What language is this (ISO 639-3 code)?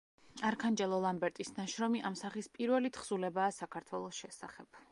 kat